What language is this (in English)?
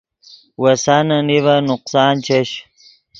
Yidgha